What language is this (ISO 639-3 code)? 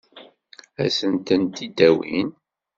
kab